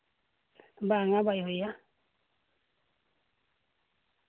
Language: Santali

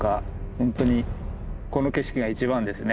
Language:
Japanese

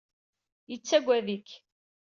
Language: Kabyle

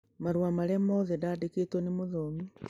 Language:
Kikuyu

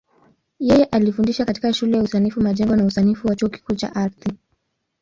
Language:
Swahili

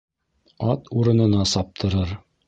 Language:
Bashkir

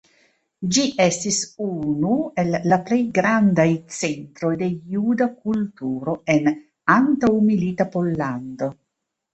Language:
Esperanto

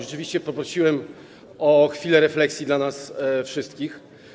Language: Polish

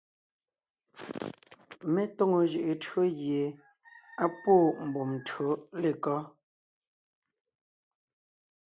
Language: Ngiemboon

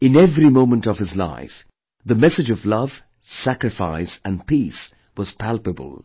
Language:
English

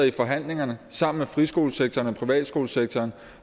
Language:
Danish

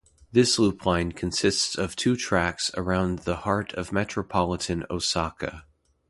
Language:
English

